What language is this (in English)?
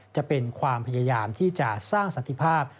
Thai